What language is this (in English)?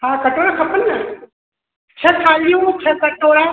Sindhi